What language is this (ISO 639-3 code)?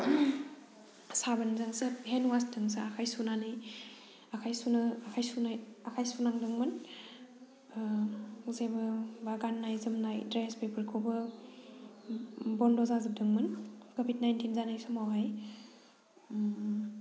brx